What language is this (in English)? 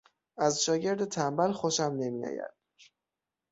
Persian